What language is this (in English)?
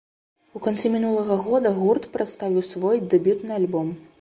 Belarusian